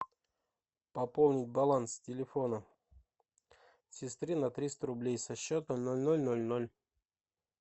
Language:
Russian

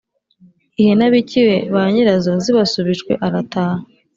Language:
Kinyarwanda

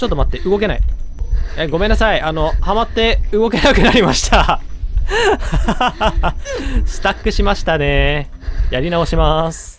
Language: Japanese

